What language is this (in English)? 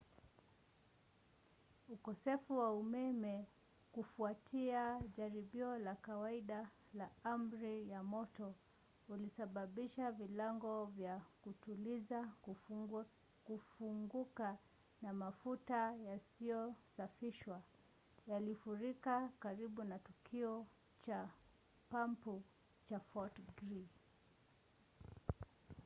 Swahili